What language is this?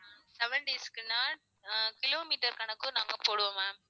Tamil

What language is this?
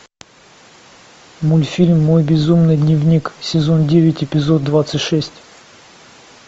Russian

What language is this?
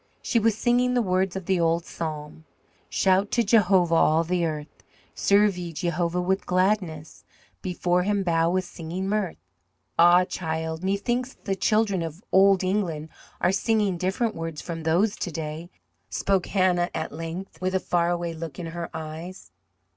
English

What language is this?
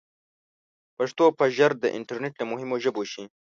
Pashto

